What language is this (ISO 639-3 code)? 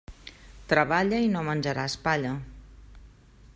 cat